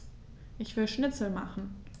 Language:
German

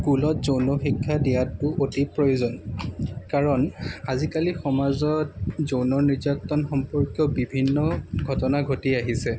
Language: Assamese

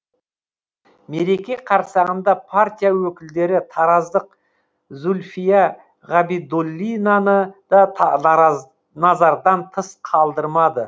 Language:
Kazakh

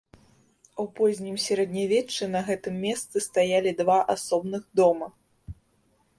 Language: Belarusian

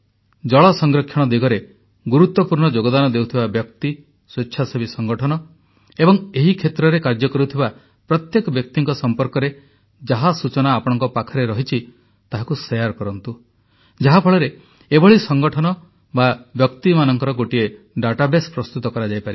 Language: Odia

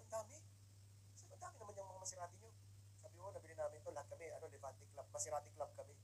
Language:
Filipino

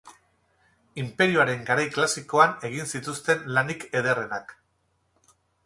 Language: Basque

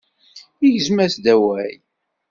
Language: Kabyle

